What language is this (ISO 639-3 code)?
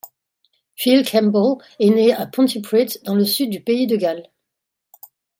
fra